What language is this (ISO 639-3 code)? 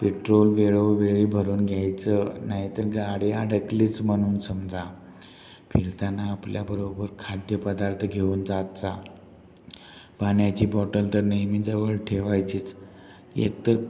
mar